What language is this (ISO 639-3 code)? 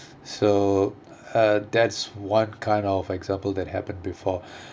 eng